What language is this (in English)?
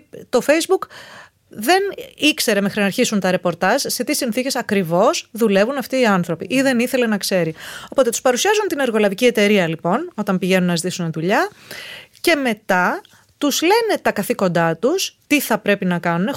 Greek